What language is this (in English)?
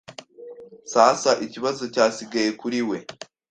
Kinyarwanda